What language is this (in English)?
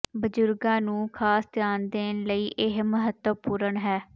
Punjabi